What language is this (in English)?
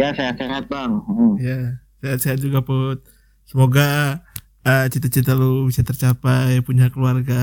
Indonesian